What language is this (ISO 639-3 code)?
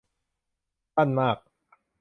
tha